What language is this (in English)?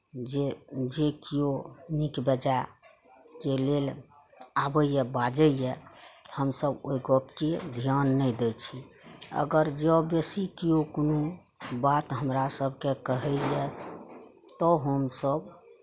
Maithili